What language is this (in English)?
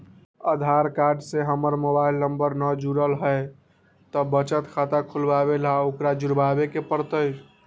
Magahi